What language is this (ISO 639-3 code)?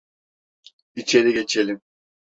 tur